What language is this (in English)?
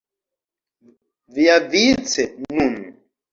Esperanto